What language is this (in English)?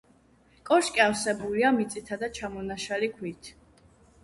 Georgian